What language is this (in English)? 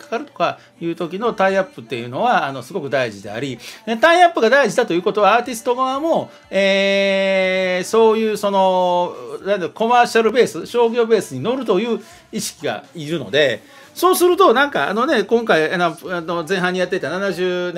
Japanese